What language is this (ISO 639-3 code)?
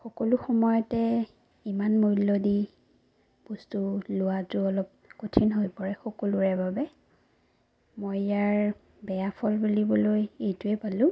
asm